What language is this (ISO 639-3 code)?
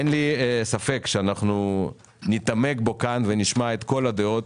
heb